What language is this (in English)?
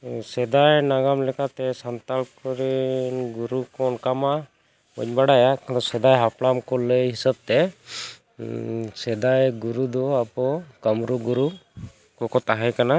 Santali